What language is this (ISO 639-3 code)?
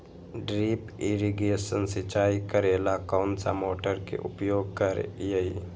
mag